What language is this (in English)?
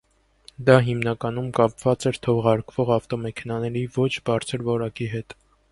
Armenian